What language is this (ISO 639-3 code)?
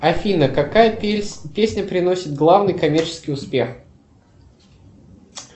rus